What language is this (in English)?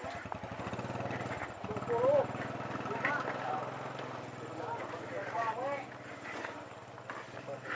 Indonesian